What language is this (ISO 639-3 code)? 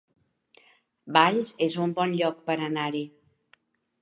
cat